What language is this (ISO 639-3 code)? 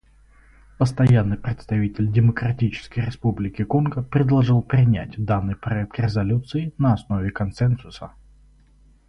rus